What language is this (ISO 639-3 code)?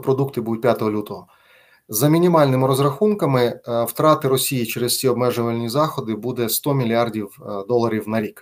ukr